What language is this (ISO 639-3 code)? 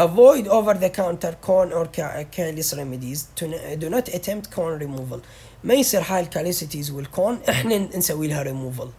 ara